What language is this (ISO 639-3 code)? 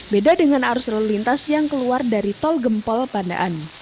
ind